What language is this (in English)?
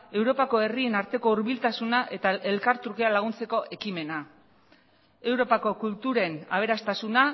Basque